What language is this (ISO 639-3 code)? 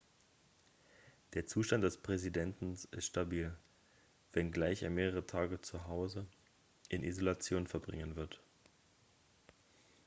deu